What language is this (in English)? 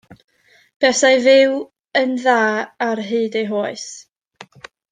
Welsh